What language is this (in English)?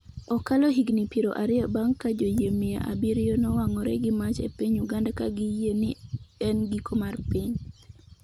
Luo (Kenya and Tanzania)